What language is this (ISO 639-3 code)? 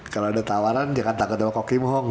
ind